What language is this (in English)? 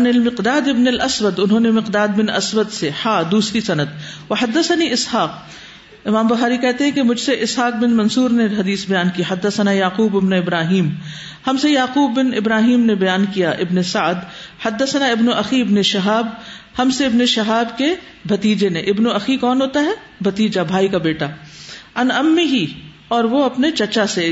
Urdu